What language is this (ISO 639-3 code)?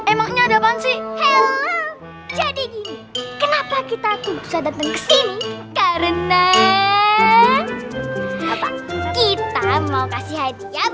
ind